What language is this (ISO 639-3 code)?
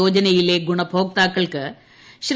mal